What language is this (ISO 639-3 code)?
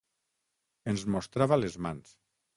cat